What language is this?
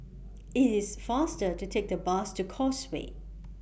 English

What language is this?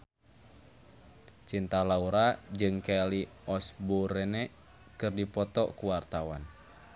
Sundanese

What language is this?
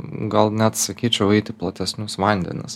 Lithuanian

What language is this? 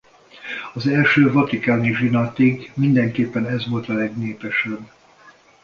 Hungarian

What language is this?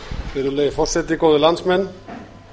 Icelandic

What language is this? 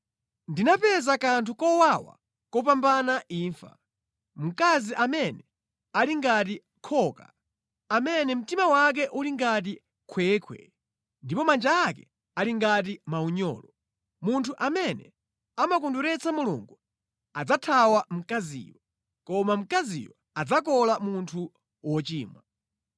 Nyanja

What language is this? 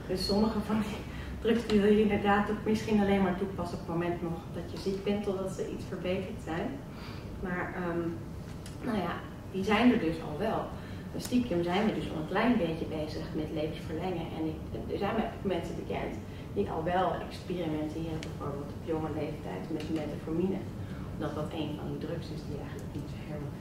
Dutch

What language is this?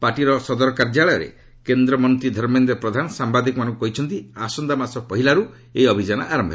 Odia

